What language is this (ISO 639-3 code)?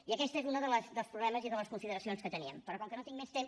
cat